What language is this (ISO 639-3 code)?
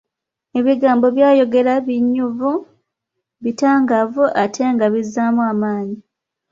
lug